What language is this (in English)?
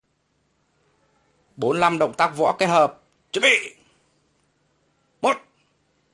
Vietnamese